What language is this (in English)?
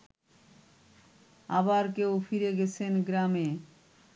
Bangla